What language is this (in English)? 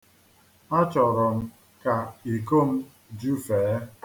Igbo